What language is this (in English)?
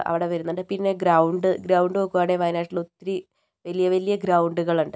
Malayalam